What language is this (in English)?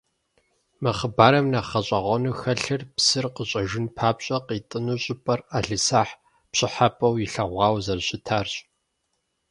Kabardian